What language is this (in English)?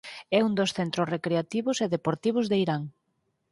Galician